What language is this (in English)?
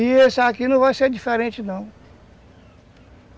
Portuguese